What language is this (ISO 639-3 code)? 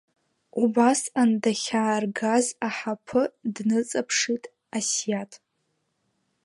abk